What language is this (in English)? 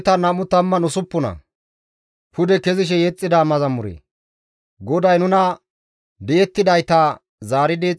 Gamo